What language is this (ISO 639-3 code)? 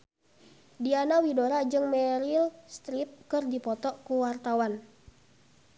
sun